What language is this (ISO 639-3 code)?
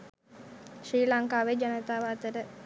sin